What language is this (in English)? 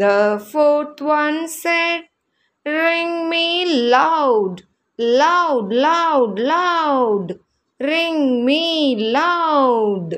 Tamil